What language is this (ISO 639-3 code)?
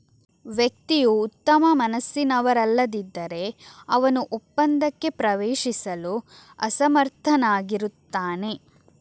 kan